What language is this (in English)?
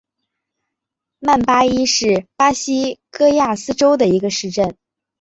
Chinese